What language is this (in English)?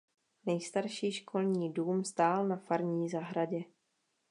Czech